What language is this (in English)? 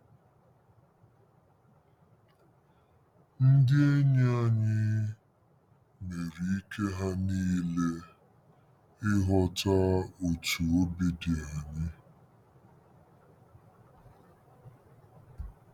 Igbo